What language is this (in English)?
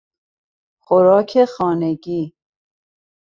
Persian